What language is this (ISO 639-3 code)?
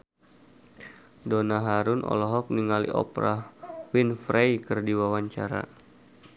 sun